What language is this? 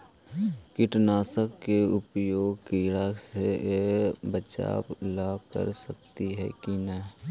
Magahi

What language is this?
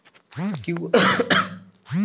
Kannada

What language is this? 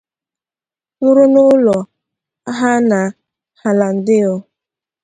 Igbo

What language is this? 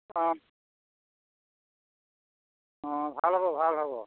Assamese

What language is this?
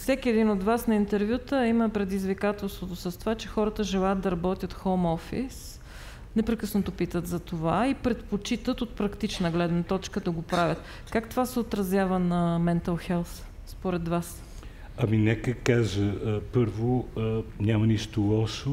Bulgarian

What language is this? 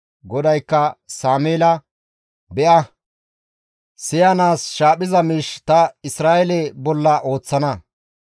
Gamo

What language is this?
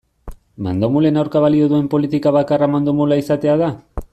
Basque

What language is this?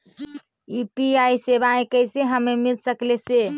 Magahi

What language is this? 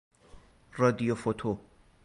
Persian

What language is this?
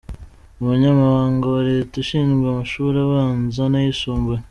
Kinyarwanda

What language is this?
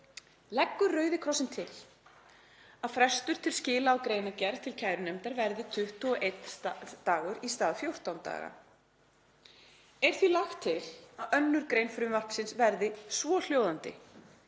Icelandic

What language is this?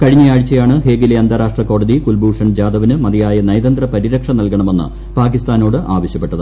Malayalam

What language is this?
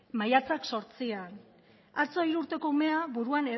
Basque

